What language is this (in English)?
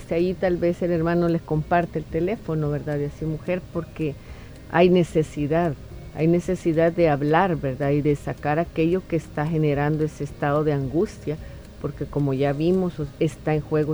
Spanish